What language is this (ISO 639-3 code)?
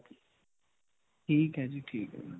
pan